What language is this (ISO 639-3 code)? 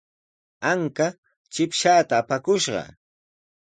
qws